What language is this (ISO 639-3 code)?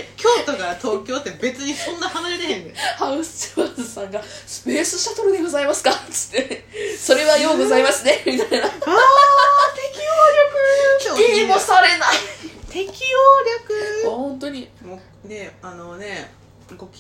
jpn